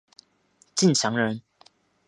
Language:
Chinese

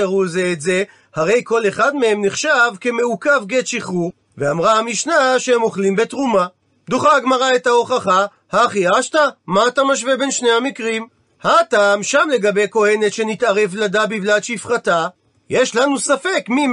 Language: Hebrew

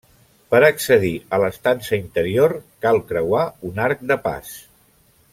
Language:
Catalan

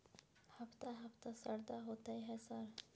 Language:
Maithili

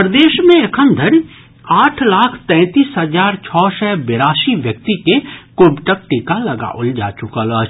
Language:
Maithili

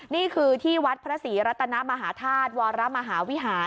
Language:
Thai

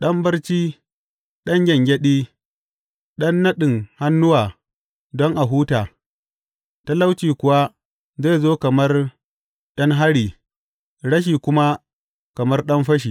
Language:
Hausa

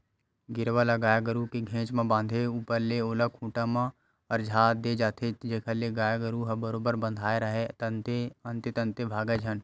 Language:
Chhattisgarhi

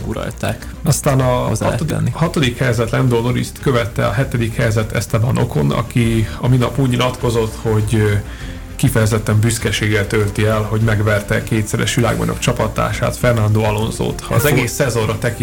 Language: Hungarian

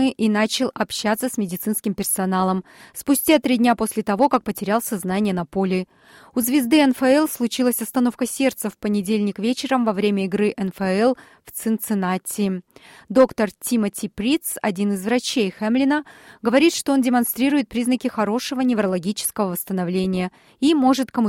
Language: Russian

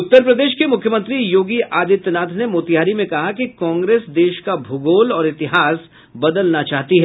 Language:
Hindi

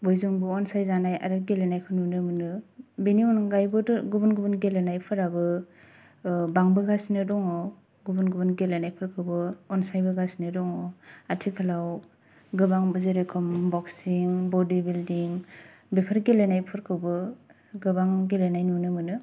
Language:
Bodo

